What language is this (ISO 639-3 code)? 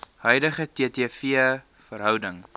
afr